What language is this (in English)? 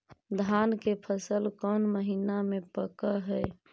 Magahi